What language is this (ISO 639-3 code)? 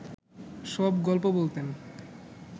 ben